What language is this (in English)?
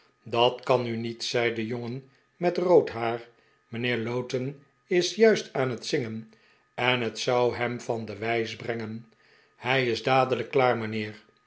Dutch